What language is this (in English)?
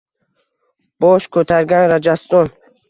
Uzbek